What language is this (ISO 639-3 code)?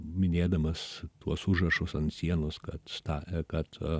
lit